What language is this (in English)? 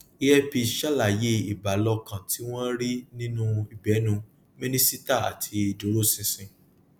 Yoruba